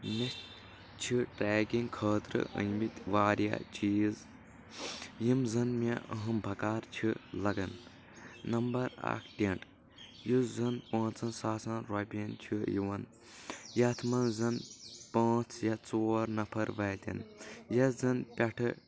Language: Kashmiri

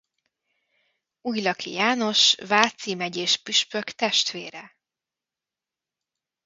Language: Hungarian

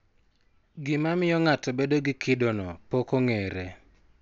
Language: Luo (Kenya and Tanzania)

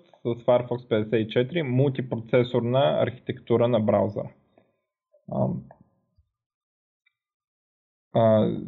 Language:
Bulgarian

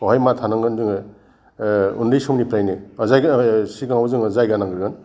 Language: Bodo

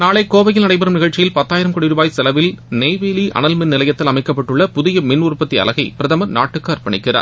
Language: Tamil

